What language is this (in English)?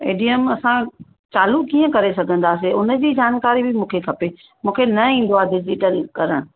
Sindhi